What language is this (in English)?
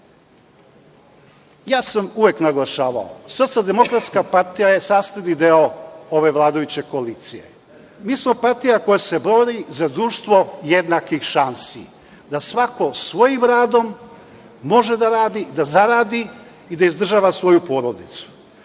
Serbian